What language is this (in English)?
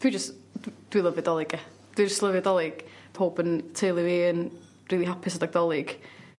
Welsh